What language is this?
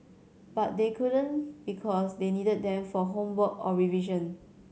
English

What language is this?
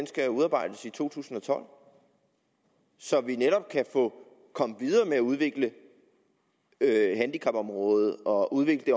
Danish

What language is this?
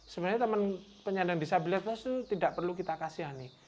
Indonesian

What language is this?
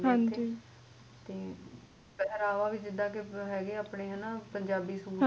Punjabi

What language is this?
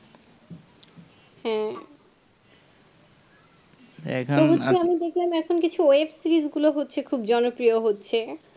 Bangla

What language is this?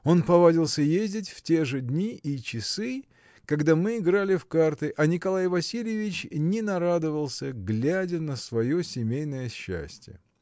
Russian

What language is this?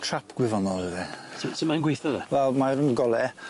Welsh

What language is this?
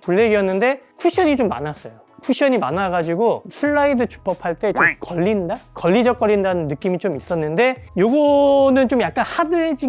Korean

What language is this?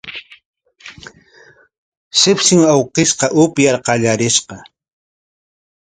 Corongo Ancash Quechua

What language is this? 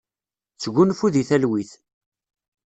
Kabyle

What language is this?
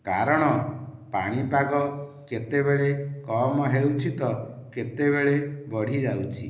Odia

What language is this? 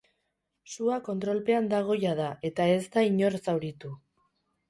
Basque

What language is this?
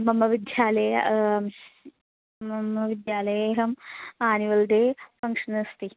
Sanskrit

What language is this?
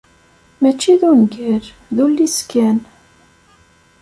Kabyle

